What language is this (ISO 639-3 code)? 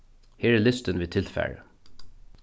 fao